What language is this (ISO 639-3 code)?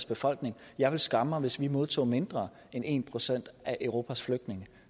dan